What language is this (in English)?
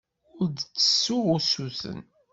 Kabyle